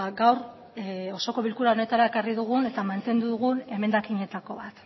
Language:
Basque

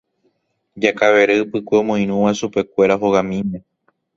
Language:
Guarani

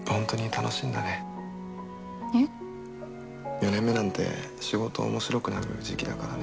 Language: Japanese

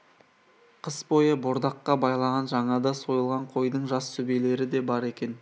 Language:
Kazakh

